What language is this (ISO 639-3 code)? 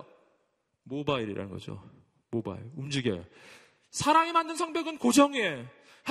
kor